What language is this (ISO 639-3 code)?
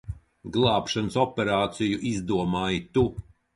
lav